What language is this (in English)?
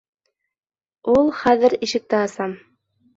Bashkir